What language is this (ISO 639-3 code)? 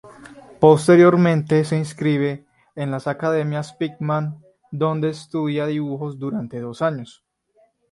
spa